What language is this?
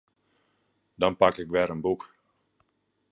Western Frisian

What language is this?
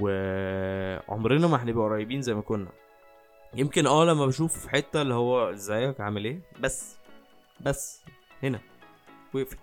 Arabic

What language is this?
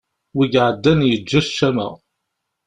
Kabyle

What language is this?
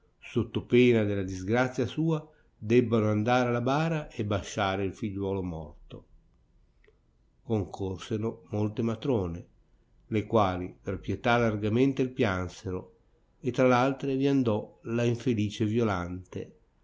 Italian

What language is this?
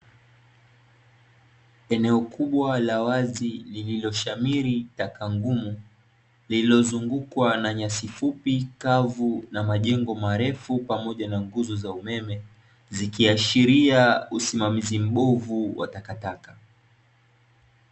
Swahili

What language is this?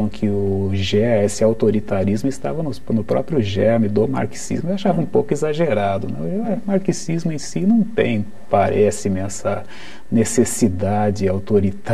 Portuguese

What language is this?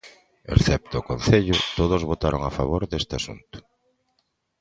Galician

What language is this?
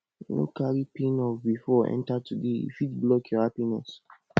Nigerian Pidgin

